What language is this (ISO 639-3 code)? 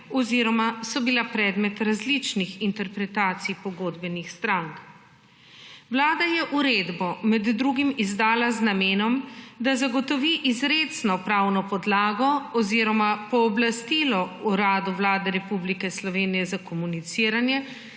slv